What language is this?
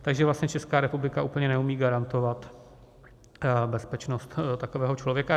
Czech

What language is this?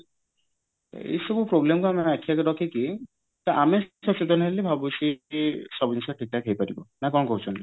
Odia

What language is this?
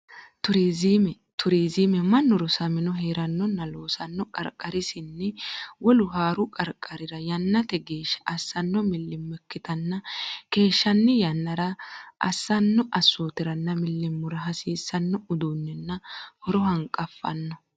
Sidamo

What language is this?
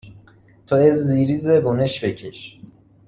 Persian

